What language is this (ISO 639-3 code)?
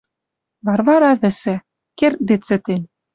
mrj